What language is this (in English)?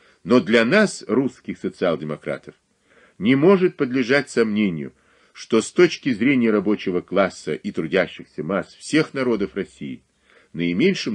Russian